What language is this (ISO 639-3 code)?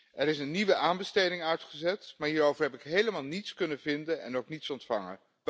nld